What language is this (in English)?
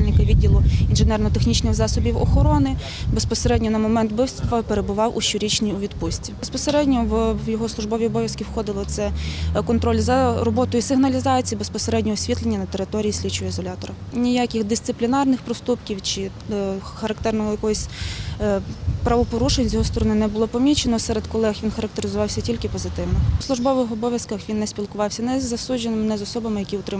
Ukrainian